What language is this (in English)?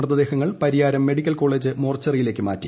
Malayalam